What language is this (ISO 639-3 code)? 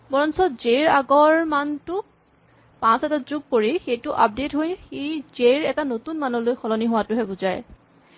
asm